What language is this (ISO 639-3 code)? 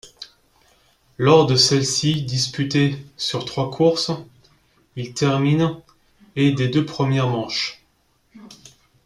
fra